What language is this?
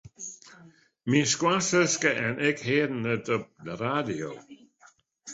Western Frisian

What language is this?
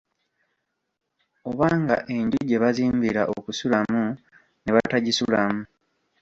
Ganda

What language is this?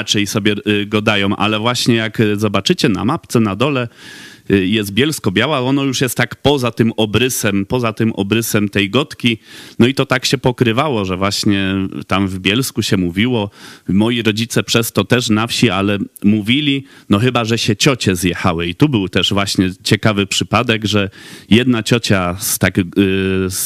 Polish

